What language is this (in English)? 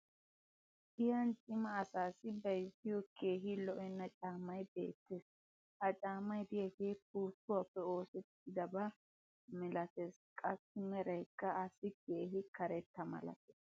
Wolaytta